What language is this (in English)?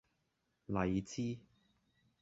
Cantonese